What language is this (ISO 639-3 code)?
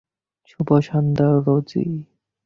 ben